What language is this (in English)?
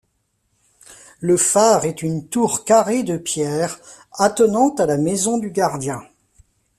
French